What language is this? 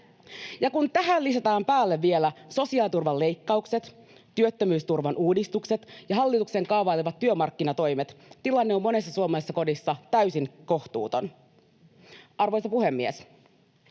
Finnish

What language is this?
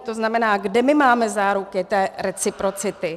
Czech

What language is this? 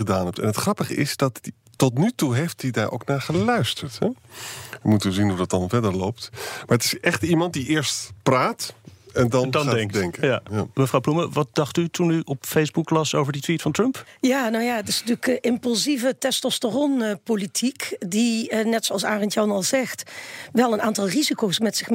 Dutch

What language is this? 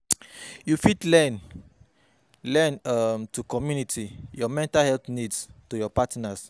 Nigerian Pidgin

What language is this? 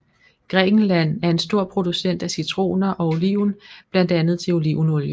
Danish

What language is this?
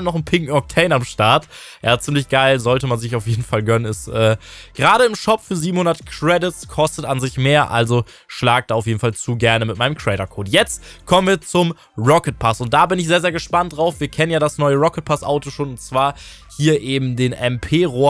German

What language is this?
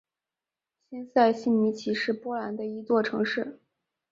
Chinese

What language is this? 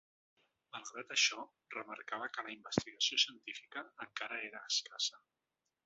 Catalan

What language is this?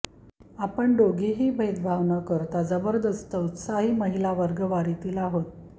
Marathi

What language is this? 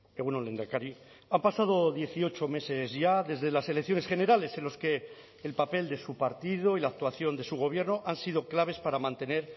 Spanish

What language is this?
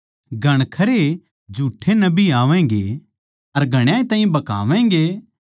Haryanvi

